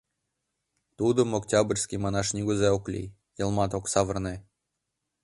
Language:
Mari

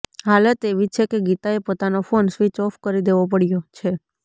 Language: Gujarati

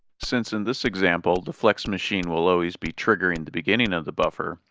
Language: English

